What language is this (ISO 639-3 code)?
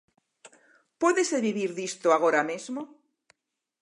glg